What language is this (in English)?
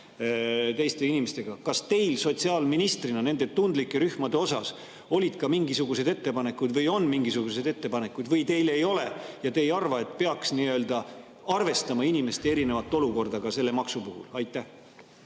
Estonian